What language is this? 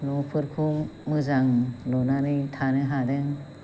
Bodo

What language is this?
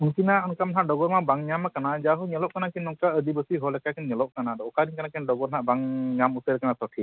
Santali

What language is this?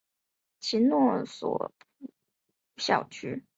Chinese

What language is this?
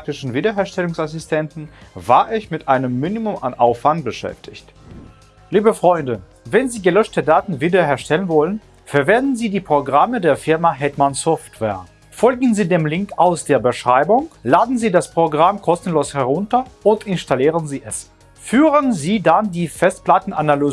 German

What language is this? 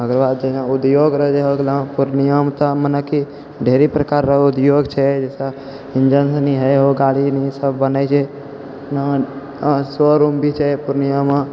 Maithili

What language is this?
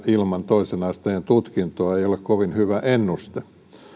Finnish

